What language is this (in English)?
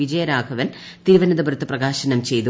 Malayalam